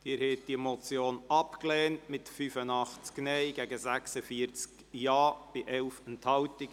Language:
Swiss German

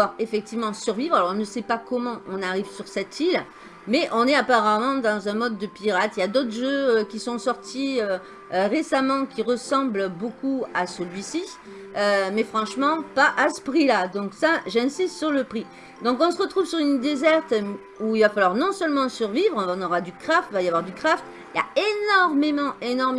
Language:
French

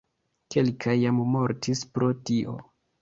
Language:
Esperanto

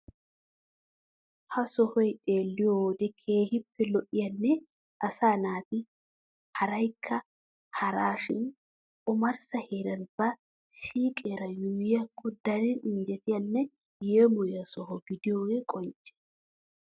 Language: Wolaytta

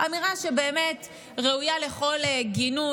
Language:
Hebrew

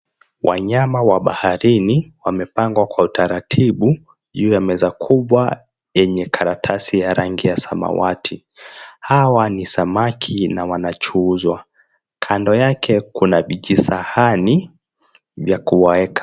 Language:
Swahili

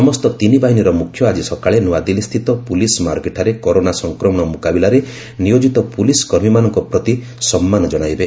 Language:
Odia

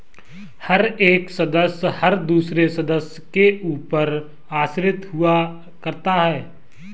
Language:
Hindi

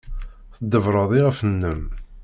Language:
Kabyle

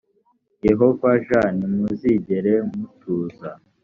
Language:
Kinyarwanda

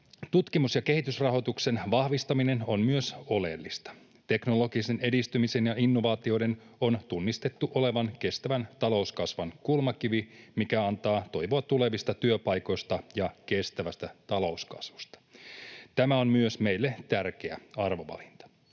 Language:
Finnish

